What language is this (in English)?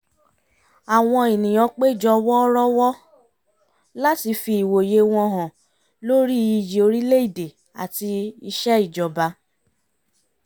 Yoruba